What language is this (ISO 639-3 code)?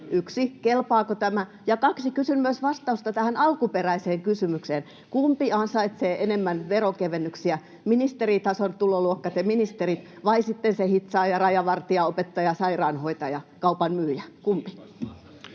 fin